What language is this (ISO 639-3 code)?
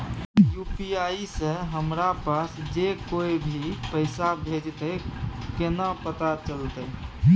mai